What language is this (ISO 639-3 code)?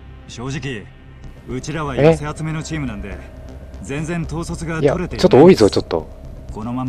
jpn